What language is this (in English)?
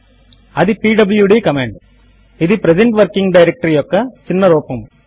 Telugu